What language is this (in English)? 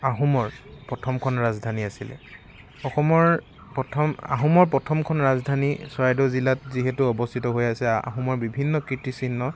Assamese